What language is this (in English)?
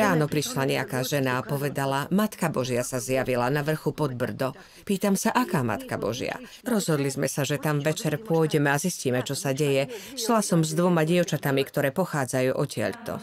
Slovak